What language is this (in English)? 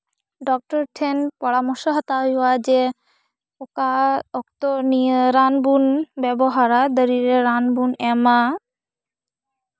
Santali